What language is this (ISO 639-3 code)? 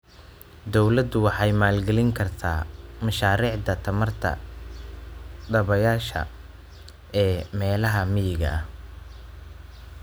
som